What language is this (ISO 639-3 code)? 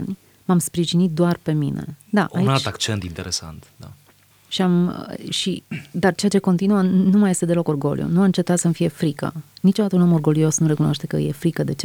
ron